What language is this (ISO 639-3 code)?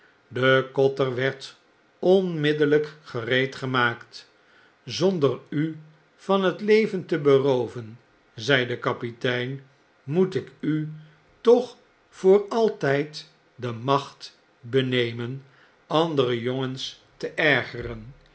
nld